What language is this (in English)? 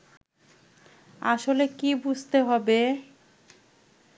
Bangla